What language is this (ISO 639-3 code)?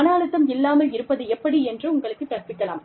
tam